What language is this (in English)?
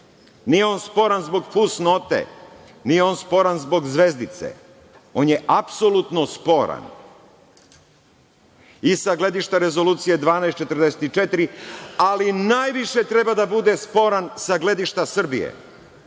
Serbian